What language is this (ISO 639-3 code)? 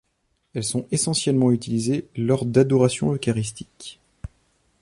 fra